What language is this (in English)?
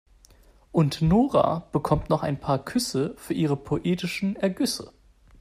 German